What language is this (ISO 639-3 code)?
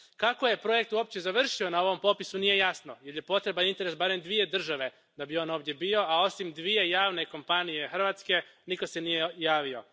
hrv